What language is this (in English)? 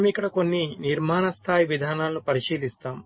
Telugu